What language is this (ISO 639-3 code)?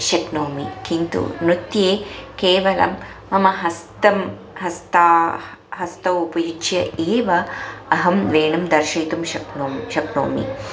san